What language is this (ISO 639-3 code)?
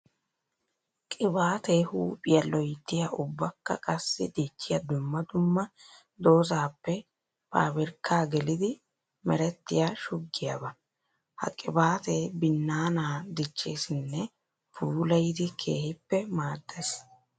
wal